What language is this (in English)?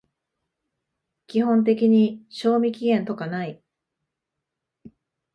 Japanese